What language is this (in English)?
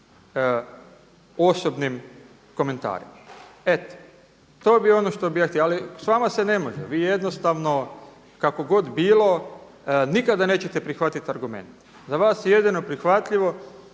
Croatian